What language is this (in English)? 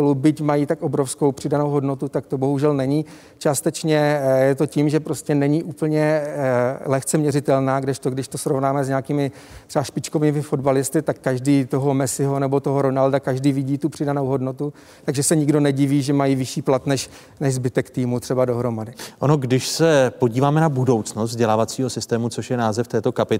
Czech